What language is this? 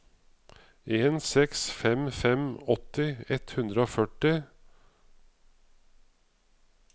Norwegian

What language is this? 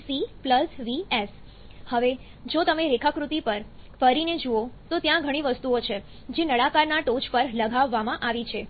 Gujarati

